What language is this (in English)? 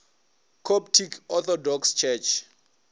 Northern Sotho